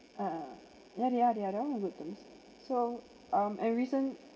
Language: English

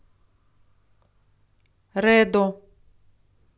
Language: Russian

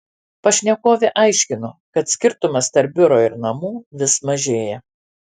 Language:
Lithuanian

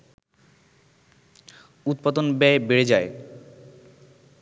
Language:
Bangla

